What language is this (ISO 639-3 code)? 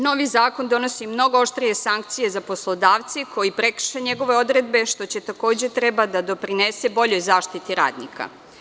srp